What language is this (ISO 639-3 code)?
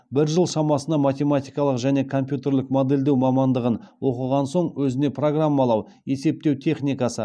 kaz